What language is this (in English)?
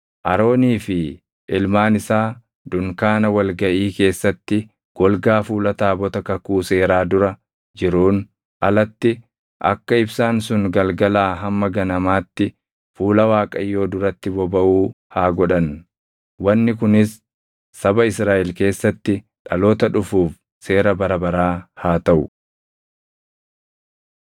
Oromo